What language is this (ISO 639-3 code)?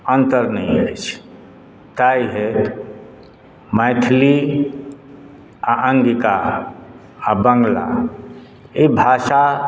mai